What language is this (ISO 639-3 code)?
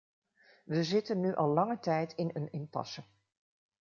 nld